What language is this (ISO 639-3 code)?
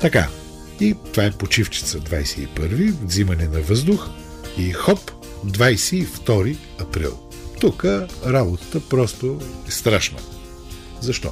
bul